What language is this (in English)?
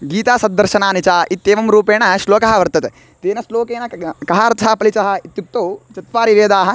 Sanskrit